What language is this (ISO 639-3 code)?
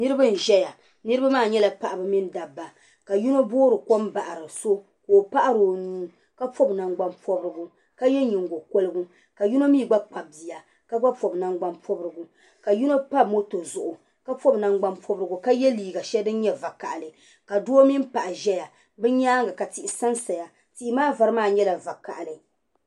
dag